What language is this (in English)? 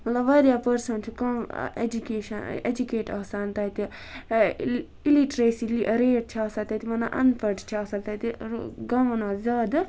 Kashmiri